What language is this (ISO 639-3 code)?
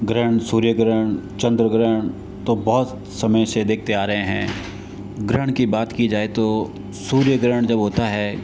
hin